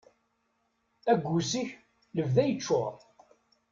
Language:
Kabyle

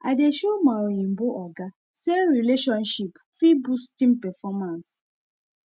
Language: Nigerian Pidgin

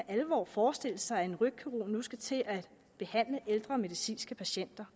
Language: Danish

